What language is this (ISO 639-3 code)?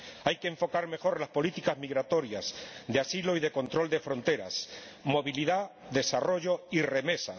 spa